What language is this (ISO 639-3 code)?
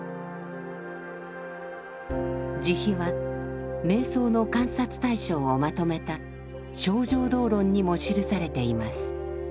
jpn